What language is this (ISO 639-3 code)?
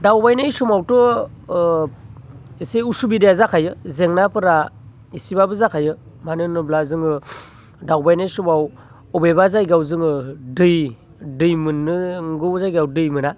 brx